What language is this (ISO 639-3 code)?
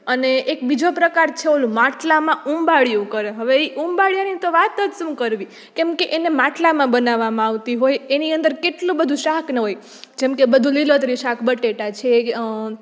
guj